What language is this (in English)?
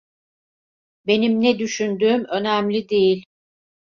Turkish